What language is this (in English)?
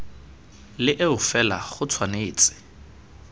Tswana